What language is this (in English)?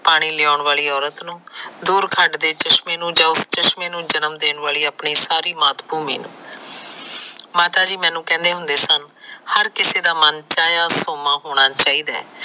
Punjabi